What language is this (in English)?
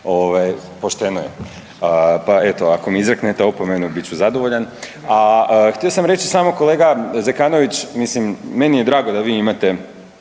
Croatian